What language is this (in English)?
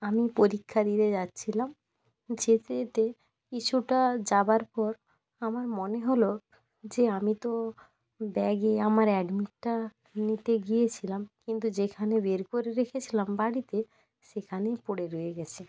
Bangla